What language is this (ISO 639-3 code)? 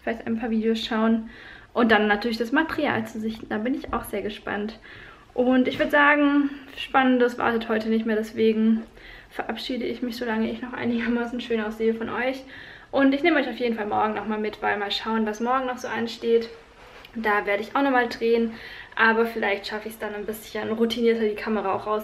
deu